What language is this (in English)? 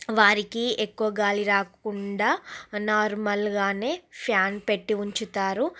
Telugu